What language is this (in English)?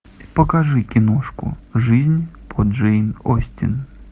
Russian